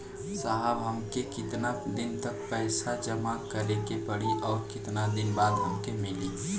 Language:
Bhojpuri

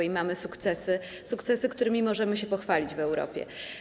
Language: Polish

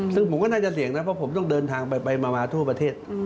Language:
Thai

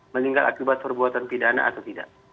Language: Indonesian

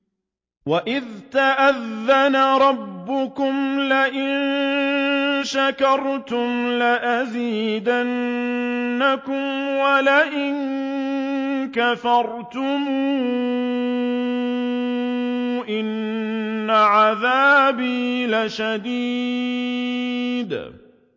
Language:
Arabic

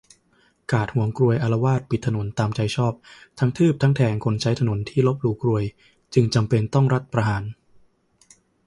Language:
Thai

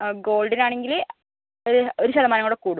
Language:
Malayalam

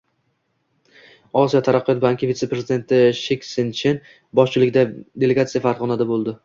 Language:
Uzbek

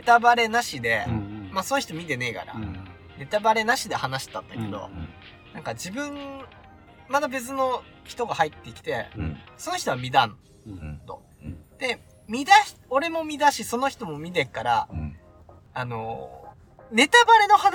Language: Japanese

